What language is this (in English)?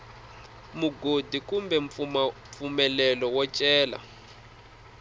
Tsonga